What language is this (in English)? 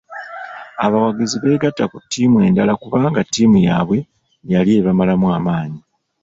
Ganda